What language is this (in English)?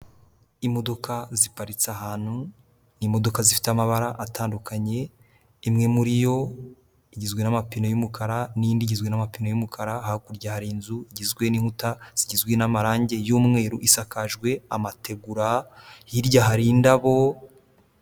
Kinyarwanda